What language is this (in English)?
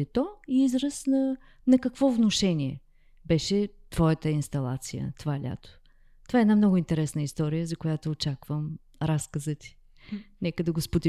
Bulgarian